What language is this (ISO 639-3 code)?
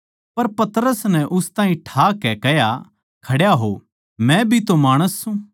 bgc